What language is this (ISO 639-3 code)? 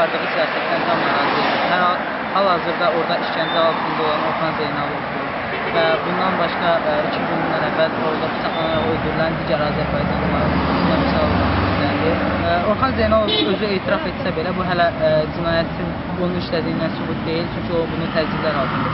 tur